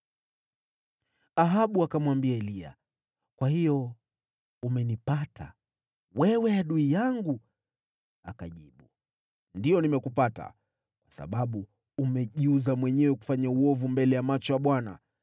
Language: Swahili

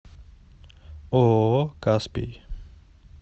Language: Russian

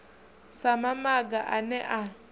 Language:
Venda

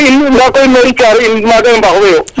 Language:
Serer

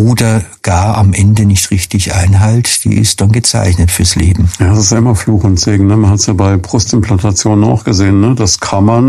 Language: German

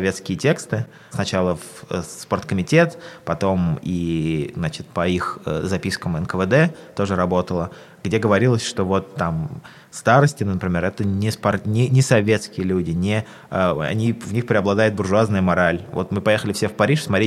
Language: Russian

